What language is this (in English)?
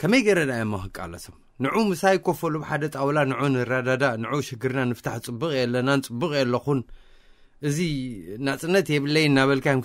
Arabic